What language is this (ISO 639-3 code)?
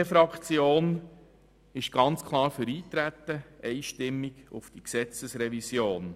gsw